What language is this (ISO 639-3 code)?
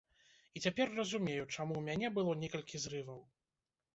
bel